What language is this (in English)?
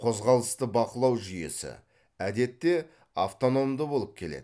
Kazakh